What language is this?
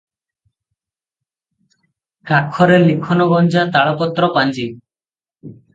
Odia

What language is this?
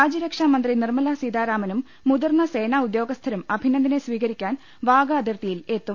Malayalam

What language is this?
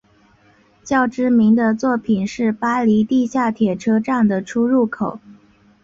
Chinese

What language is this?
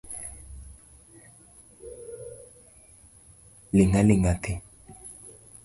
Luo (Kenya and Tanzania)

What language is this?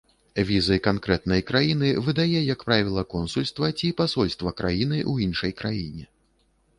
Belarusian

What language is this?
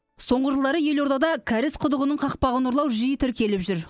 Kazakh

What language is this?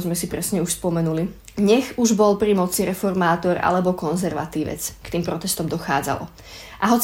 Slovak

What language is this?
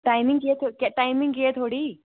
Dogri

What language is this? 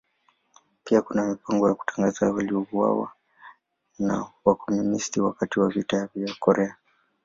Swahili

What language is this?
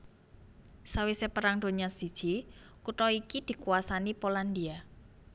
Javanese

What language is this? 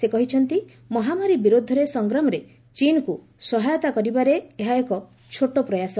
Odia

